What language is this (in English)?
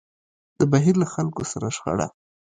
Pashto